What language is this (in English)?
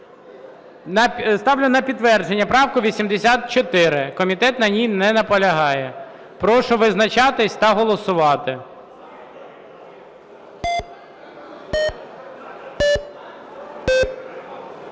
Ukrainian